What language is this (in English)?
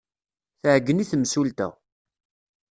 Kabyle